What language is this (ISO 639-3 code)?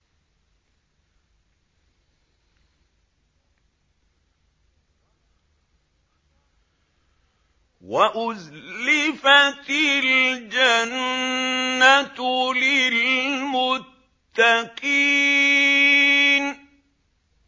ara